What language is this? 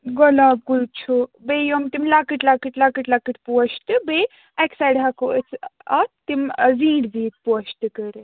Kashmiri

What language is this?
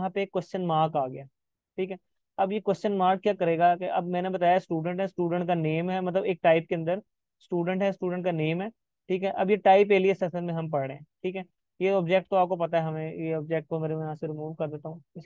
Hindi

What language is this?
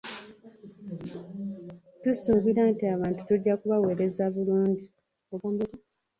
Ganda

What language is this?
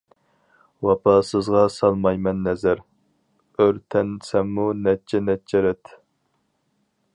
Uyghur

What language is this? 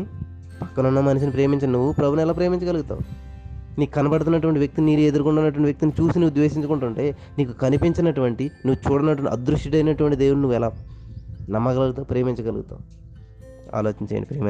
Telugu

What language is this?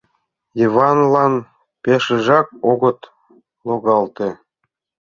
Mari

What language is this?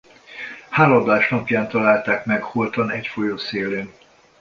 Hungarian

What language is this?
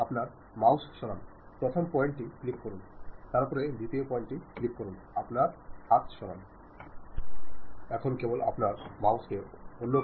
Malayalam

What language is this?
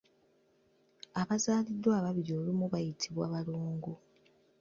Ganda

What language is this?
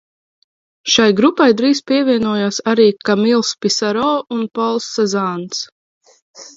Latvian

